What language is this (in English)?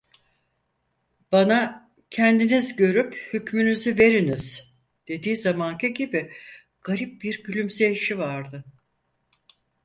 Turkish